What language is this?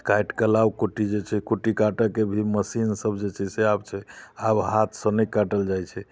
Maithili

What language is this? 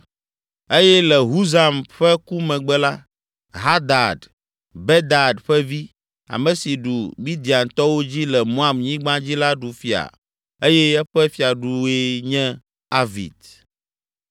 Ewe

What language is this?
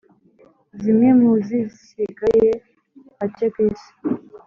Kinyarwanda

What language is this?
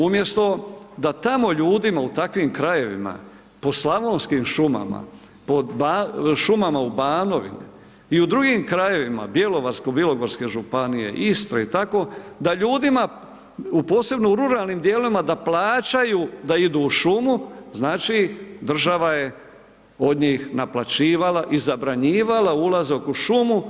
Croatian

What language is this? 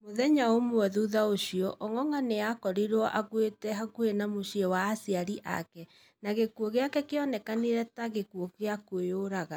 Kikuyu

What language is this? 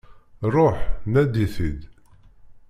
Kabyle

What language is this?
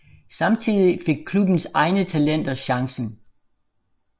Danish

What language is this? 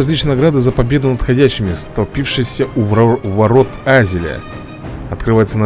Russian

